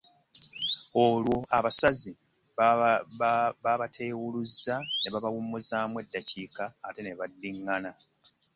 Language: Ganda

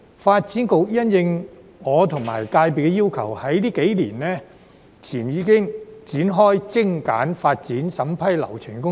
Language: Cantonese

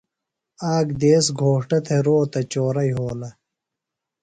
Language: Phalura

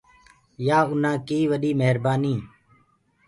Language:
Gurgula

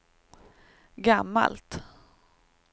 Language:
Swedish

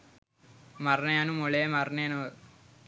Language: Sinhala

